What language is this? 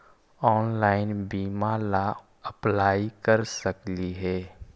Magahi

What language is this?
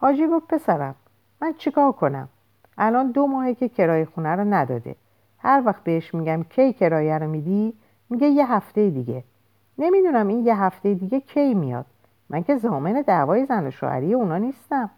Persian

